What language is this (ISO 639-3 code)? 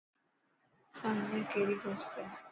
mki